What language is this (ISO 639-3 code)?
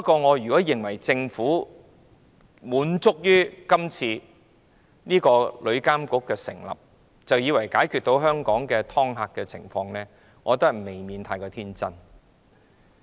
yue